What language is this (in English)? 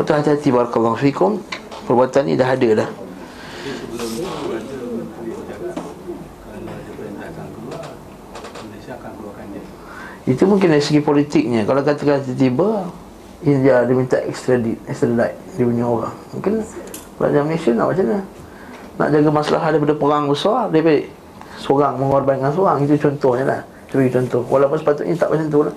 Malay